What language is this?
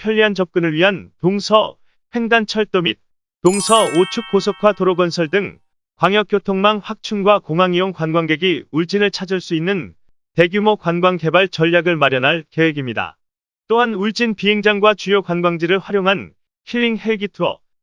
Korean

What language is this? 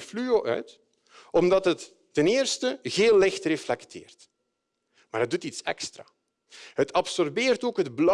Dutch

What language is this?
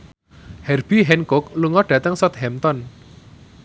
Javanese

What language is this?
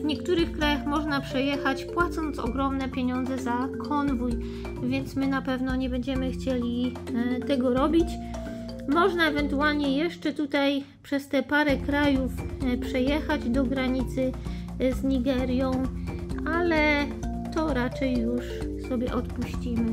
Polish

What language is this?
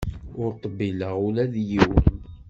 Kabyle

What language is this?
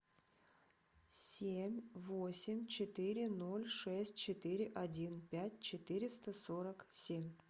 Russian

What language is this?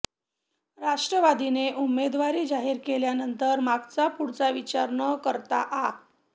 Marathi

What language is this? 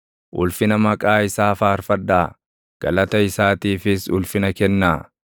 Oromo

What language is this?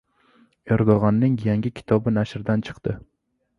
Uzbek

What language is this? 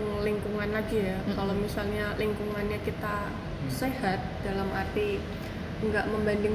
Indonesian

